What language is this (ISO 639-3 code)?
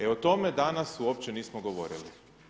hrv